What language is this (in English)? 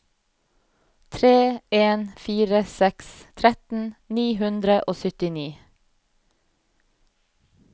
Norwegian